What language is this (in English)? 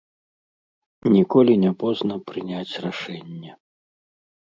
Belarusian